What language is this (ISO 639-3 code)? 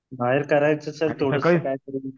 mar